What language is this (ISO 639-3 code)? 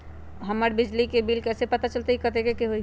mag